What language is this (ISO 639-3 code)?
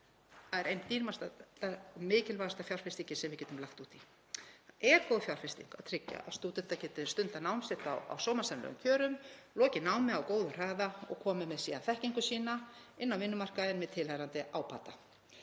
isl